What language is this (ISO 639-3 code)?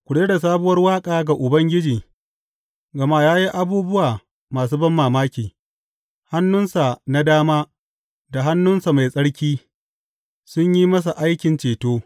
hau